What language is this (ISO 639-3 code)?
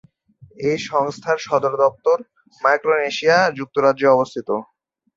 ben